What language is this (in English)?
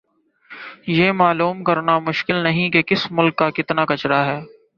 Urdu